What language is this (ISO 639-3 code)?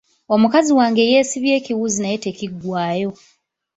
lug